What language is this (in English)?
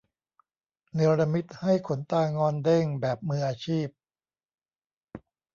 Thai